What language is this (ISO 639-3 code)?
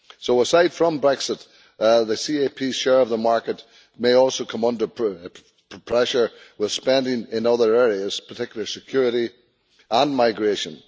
eng